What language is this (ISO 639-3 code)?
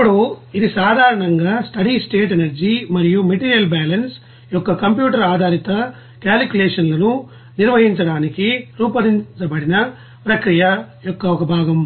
tel